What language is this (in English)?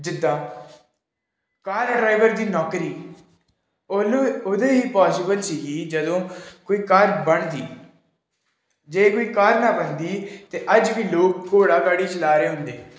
Punjabi